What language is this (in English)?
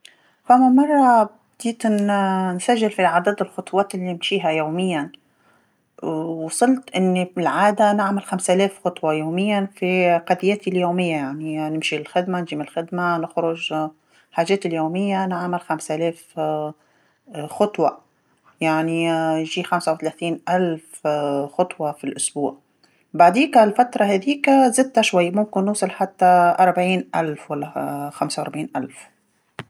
Tunisian Arabic